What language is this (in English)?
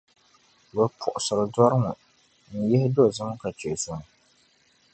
Dagbani